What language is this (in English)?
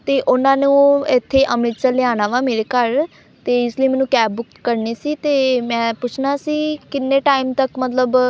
Punjabi